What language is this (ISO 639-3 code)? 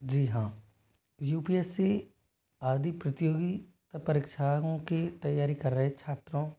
hin